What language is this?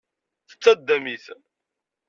Kabyle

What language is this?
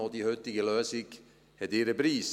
Swiss German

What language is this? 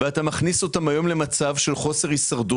Hebrew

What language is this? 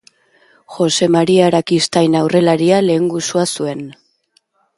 Basque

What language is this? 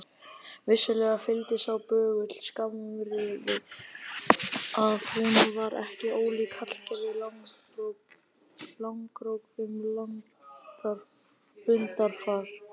Icelandic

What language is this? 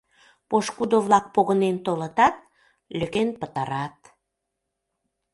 Mari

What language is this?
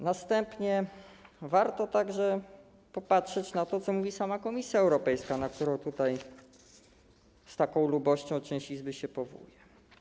Polish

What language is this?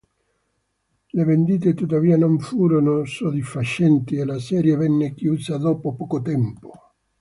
Italian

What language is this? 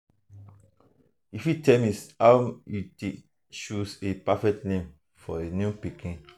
Nigerian Pidgin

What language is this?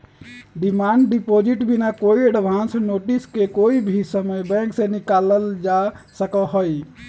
Magahi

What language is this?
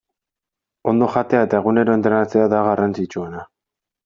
Basque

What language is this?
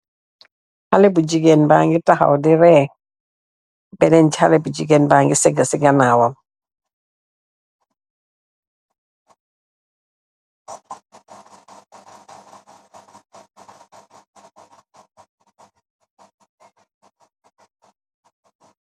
Wolof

